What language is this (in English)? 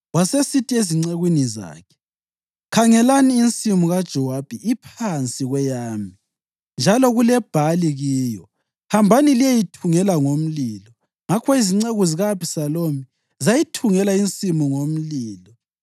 North Ndebele